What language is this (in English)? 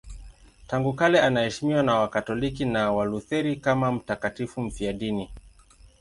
Swahili